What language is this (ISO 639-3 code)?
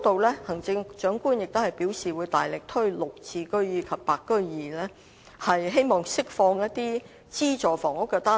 yue